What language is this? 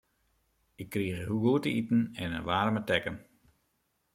Western Frisian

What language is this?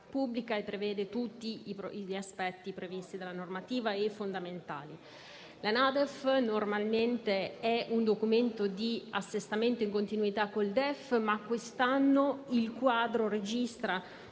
Italian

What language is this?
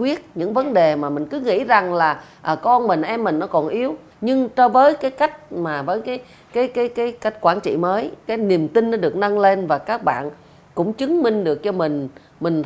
Vietnamese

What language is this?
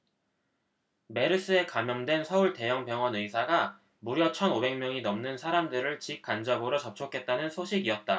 Korean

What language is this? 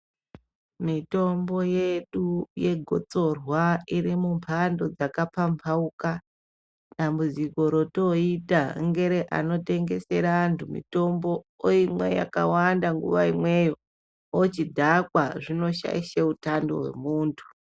Ndau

